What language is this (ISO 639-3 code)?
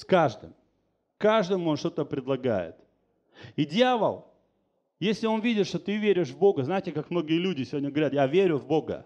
rus